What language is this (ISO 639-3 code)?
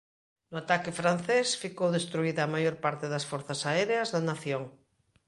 glg